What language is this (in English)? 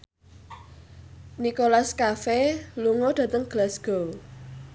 Javanese